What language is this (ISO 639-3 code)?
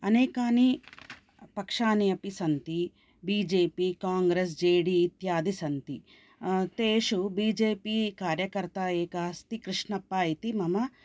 san